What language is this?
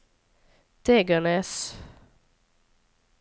Norwegian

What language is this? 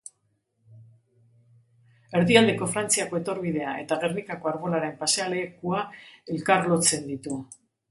Basque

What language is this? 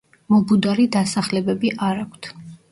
Georgian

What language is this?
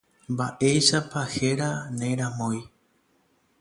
Guarani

